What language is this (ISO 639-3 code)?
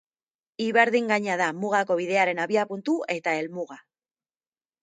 eus